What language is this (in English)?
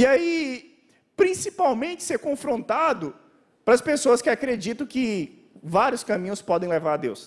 Portuguese